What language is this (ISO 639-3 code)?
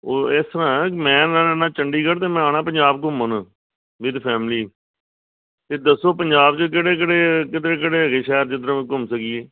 pan